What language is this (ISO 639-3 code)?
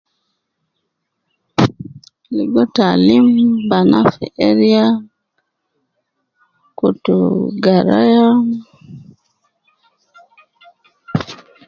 kcn